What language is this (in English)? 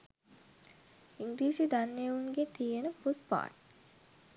Sinhala